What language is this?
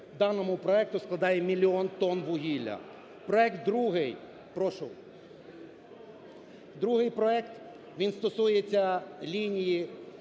Ukrainian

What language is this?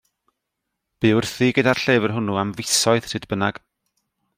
Welsh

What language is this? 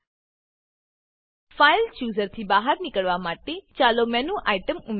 Gujarati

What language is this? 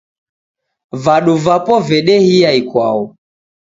Taita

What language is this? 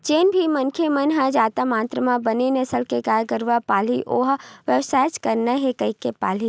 Chhattisgarhi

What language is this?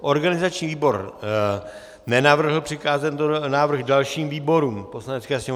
Czech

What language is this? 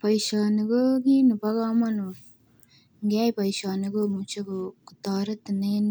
Kalenjin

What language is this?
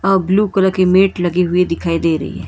Hindi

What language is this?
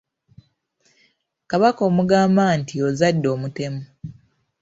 Ganda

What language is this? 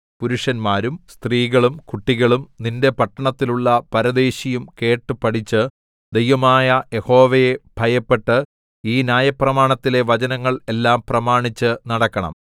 Malayalam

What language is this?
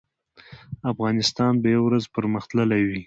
Pashto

